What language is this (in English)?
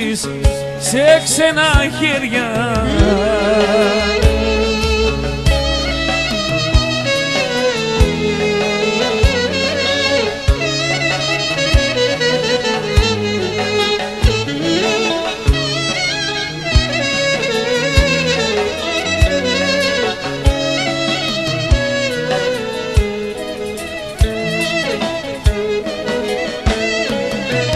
Greek